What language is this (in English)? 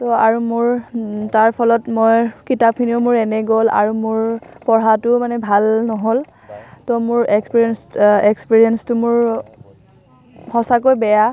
Assamese